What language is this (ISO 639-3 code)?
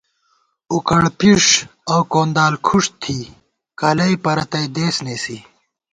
gwt